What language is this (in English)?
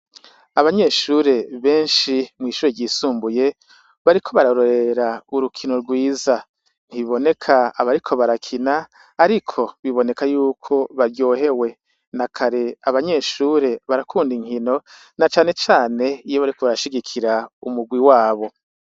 Rundi